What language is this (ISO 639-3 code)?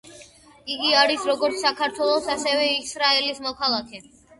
kat